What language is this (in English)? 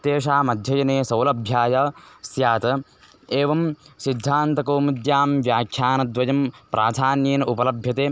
Sanskrit